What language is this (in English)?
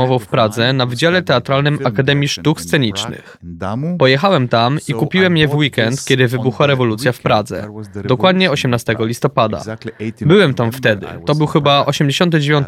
Polish